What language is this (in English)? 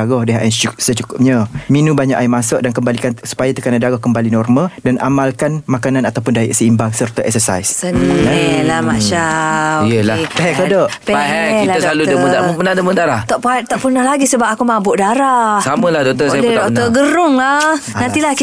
Malay